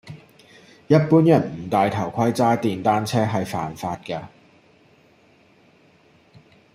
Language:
Cantonese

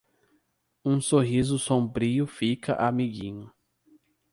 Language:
Portuguese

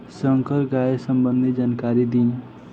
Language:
Bhojpuri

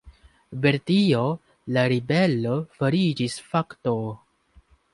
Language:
Esperanto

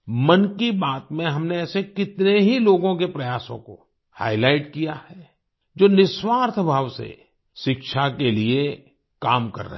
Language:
Hindi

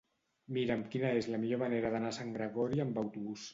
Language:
Catalan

